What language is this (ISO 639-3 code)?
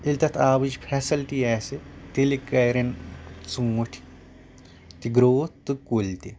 kas